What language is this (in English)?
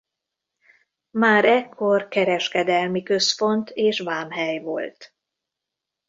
Hungarian